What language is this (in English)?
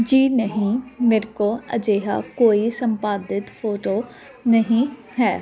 Punjabi